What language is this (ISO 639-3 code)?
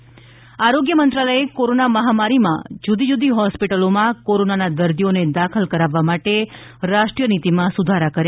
guj